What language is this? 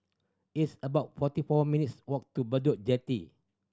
English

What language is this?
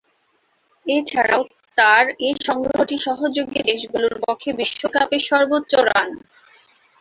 Bangla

